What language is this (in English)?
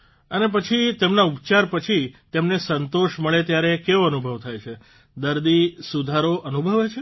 Gujarati